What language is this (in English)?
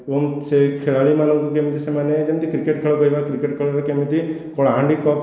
Odia